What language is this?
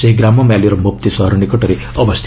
Odia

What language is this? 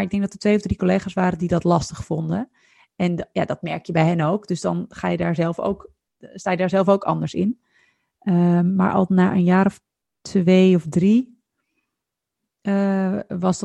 Dutch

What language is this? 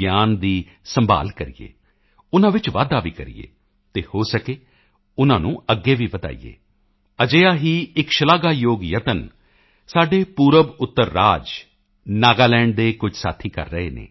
Punjabi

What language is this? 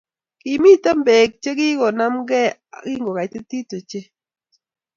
Kalenjin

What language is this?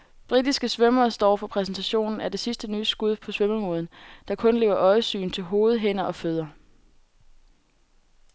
Danish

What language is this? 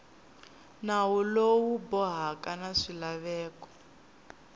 Tsonga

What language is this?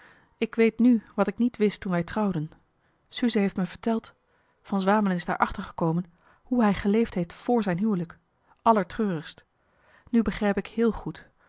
Dutch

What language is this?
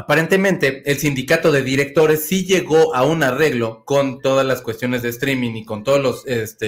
Spanish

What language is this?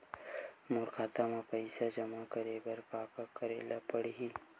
Chhattisgarhi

